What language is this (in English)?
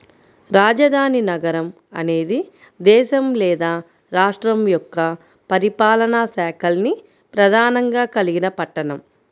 Telugu